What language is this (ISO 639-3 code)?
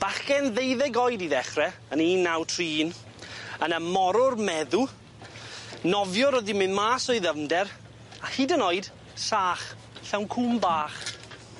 cym